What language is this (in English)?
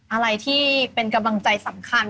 Thai